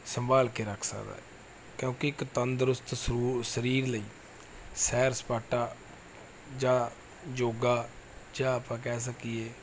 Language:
Punjabi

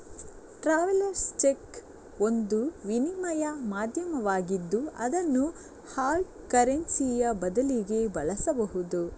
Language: Kannada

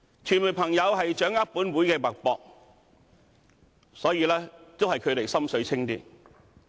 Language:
Cantonese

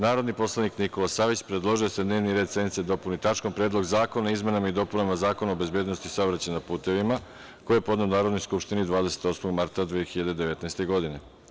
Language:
Serbian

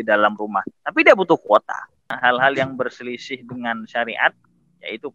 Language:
Indonesian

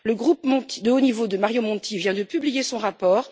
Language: French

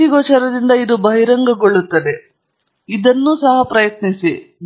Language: Kannada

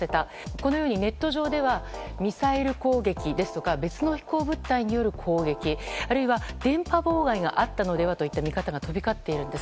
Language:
Japanese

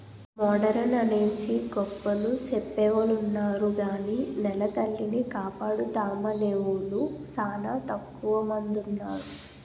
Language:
Telugu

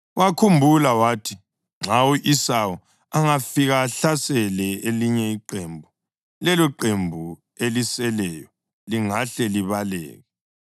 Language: North Ndebele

